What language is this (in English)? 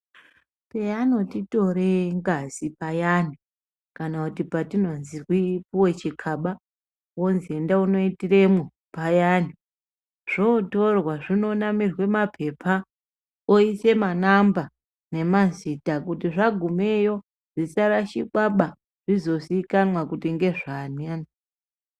Ndau